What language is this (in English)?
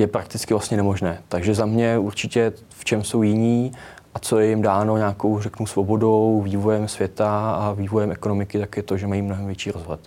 Czech